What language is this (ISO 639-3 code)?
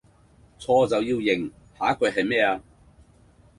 yue